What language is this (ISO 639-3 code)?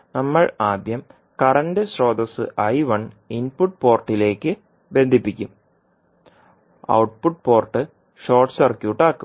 mal